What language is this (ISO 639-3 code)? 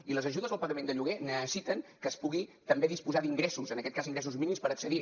cat